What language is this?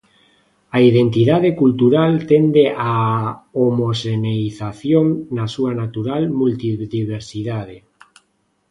Galician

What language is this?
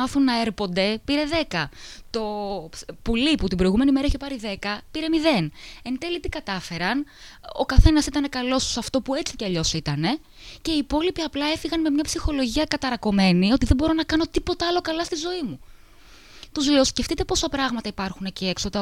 Greek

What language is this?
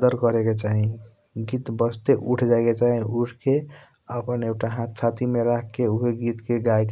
Kochila Tharu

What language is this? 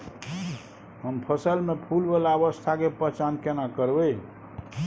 Maithili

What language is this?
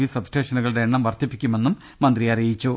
Malayalam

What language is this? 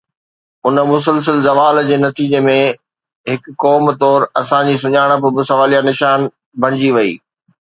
Sindhi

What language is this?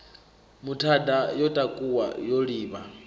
Venda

